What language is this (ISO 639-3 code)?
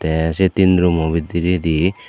ccp